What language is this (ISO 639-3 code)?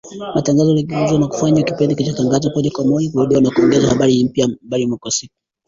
swa